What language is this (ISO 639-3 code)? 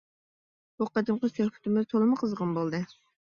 uig